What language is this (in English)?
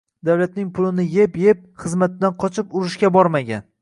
Uzbek